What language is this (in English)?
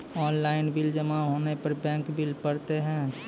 Maithili